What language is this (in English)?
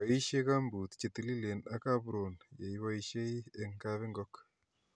Kalenjin